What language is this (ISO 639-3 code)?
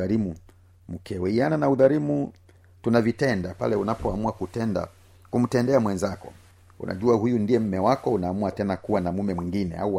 swa